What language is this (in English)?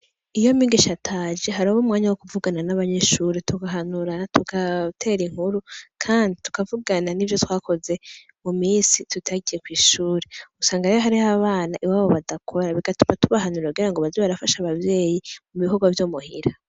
Rundi